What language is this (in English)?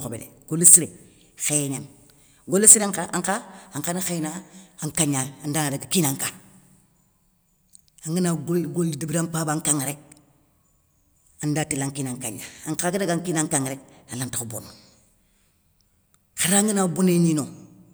Soninke